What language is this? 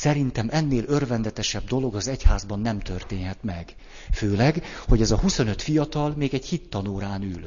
Hungarian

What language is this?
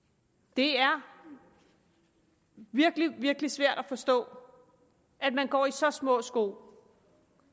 Danish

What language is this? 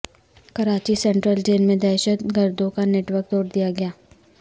Urdu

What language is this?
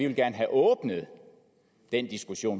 Danish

